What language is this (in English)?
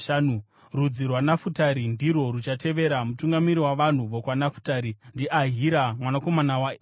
Shona